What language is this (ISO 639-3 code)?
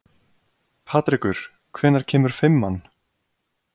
isl